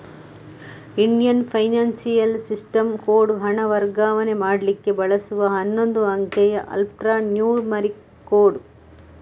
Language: Kannada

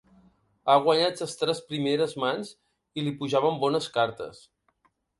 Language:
Catalan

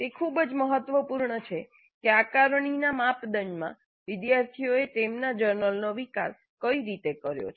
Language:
Gujarati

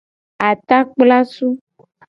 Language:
Gen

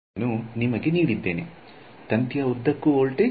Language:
Kannada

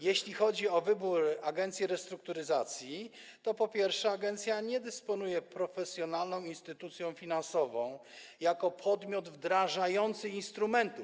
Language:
Polish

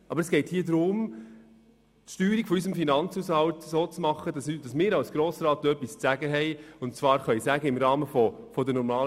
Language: Swiss German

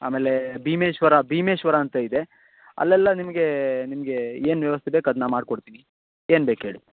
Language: Kannada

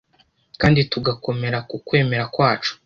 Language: Kinyarwanda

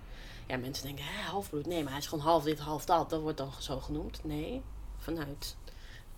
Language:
Dutch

